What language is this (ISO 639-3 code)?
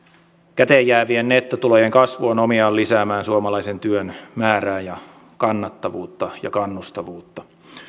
fin